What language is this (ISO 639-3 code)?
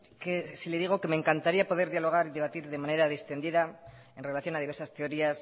spa